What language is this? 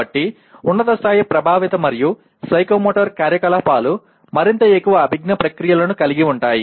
Telugu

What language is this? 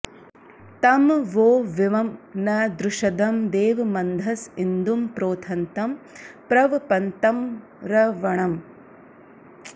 Sanskrit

